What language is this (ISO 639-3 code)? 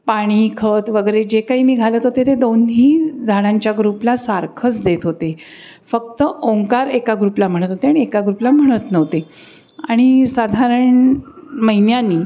mar